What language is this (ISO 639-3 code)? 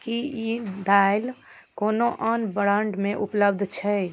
mai